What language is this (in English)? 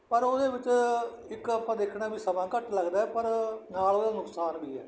Punjabi